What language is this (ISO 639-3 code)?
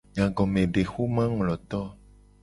gej